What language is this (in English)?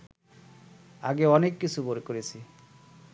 Bangla